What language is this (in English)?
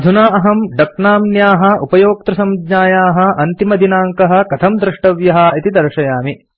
Sanskrit